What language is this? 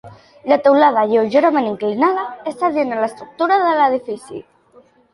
Catalan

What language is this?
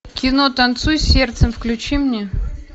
Russian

